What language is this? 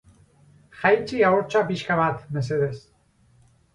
Basque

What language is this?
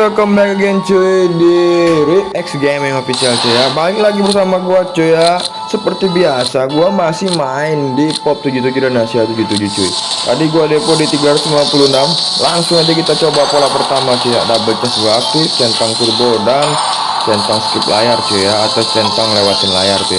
Indonesian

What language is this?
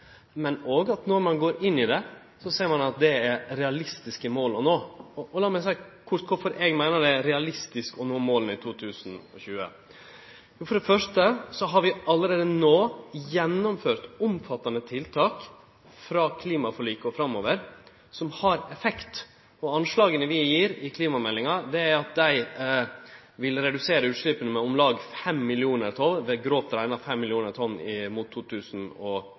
Norwegian Nynorsk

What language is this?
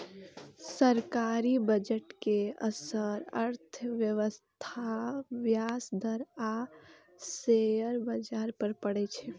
Maithili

